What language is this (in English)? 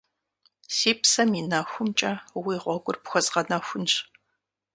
Kabardian